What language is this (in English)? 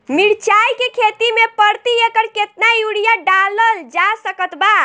Bhojpuri